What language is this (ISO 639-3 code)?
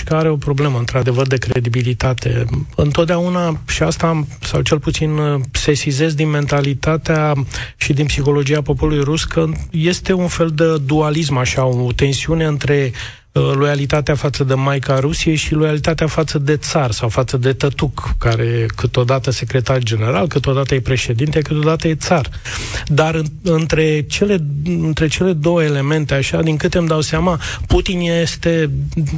ron